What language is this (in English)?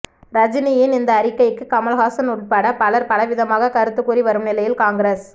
Tamil